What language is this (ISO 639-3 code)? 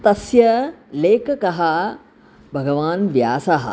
san